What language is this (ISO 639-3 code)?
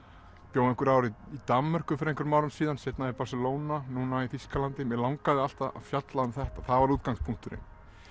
isl